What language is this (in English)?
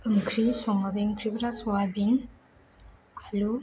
Bodo